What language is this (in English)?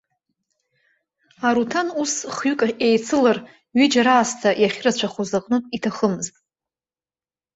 Abkhazian